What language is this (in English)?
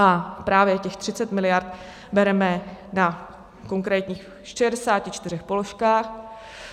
Czech